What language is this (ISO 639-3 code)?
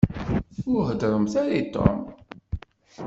kab